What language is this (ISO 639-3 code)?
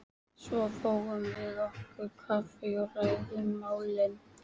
isl